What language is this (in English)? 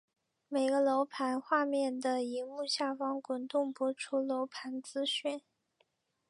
Chinese